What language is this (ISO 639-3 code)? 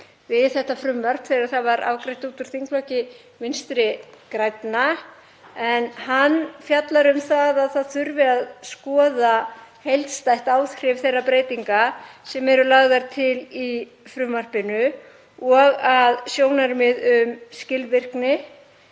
isl